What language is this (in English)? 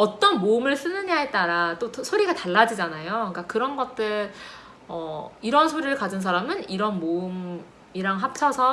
Korean